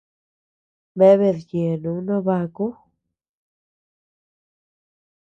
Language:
Tepeuxila Cuicatec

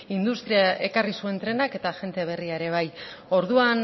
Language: Basque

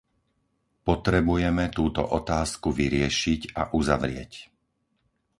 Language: Slovak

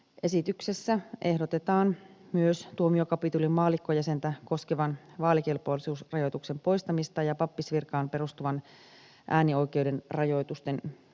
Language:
Finnish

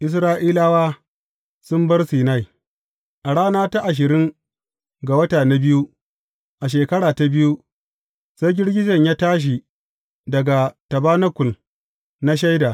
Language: Hausa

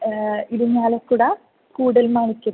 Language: Sanskrit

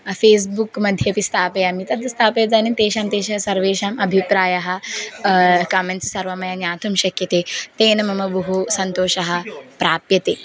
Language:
Sanskrit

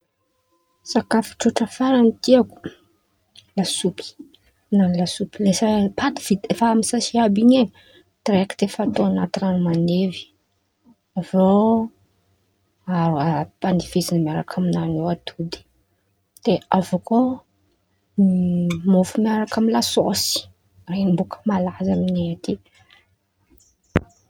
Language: Antankarana Malagasy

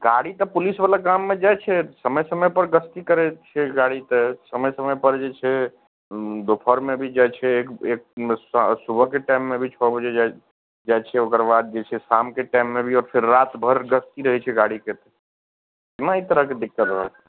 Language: Maithili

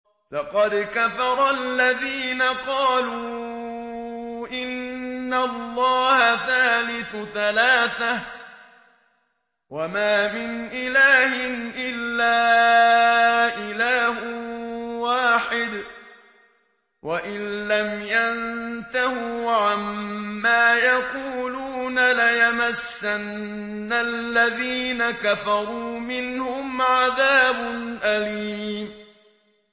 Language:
Arabic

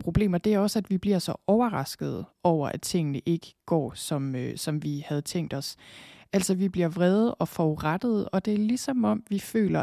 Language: Danish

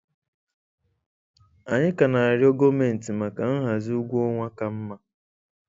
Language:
Igbo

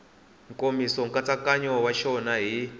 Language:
Tsonga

